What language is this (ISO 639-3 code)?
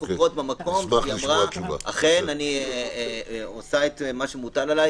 heb